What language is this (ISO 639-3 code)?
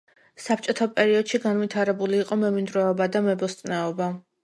kat